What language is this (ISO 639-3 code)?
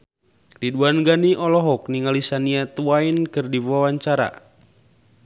sun